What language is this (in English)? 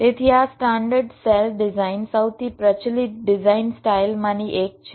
Gujarati